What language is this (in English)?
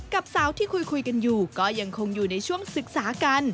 Thai